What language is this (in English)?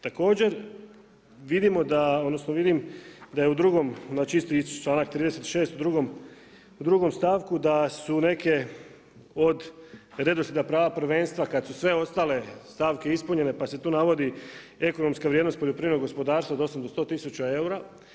Croatian